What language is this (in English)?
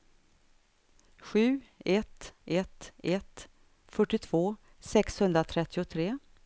Swedish